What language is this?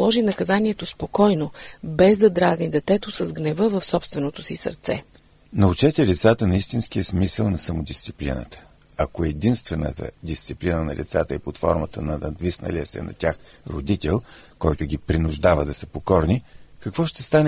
Bulgarian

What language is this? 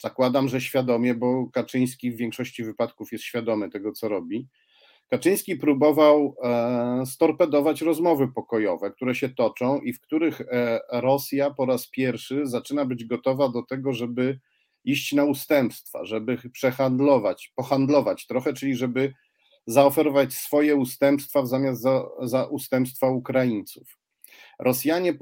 Polish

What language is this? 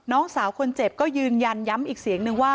Thai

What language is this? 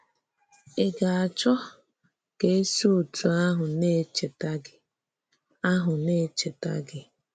Igbo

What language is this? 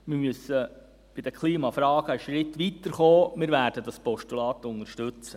Swiss German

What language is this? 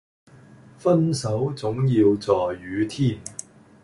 Cantonese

